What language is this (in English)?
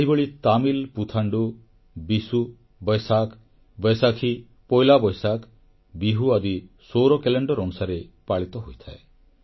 Odia